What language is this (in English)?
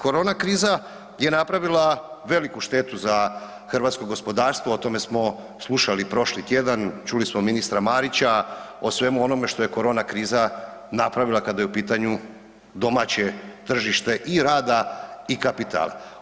Croatian